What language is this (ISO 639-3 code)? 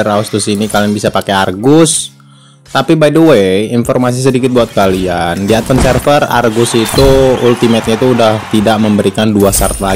ind